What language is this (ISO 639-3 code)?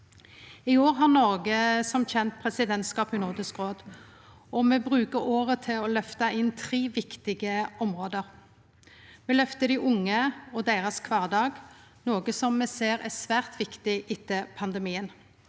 nor